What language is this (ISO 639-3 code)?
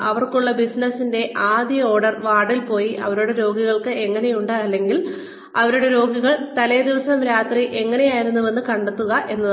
mal